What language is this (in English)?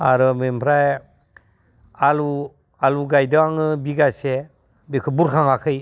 Bodo